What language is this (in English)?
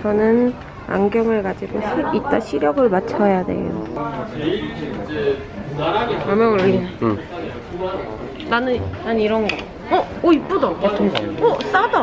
Korean